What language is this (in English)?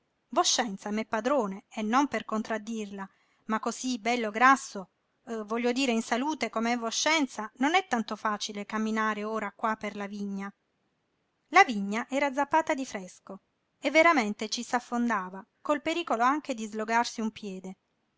Italian